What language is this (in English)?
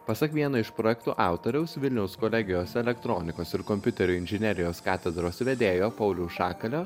Lithuanian